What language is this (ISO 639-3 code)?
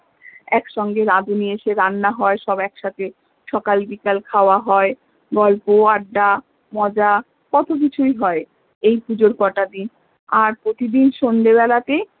ben